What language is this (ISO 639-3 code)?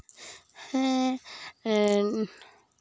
sat